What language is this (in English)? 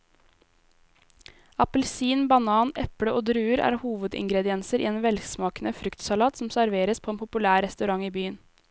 Norwegian